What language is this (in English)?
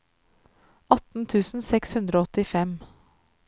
Norwegian